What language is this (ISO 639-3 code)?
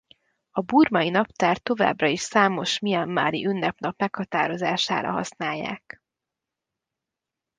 hun